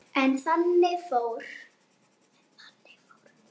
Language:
Icelandic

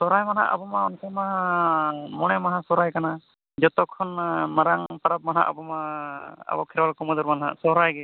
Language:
Santali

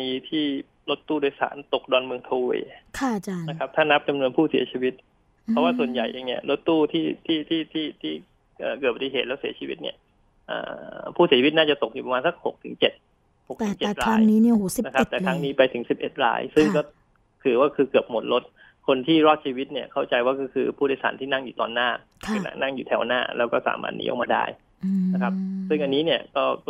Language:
Thai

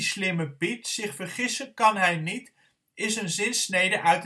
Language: Dutch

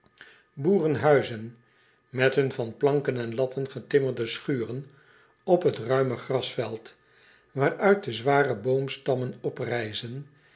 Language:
Dutch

